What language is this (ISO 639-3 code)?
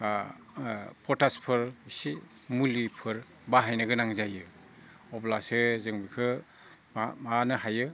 brx